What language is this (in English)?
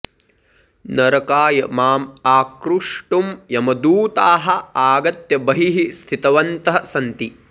Sanskrit